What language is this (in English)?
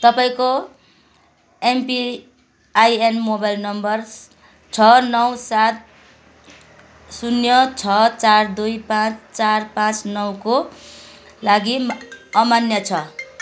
Nepali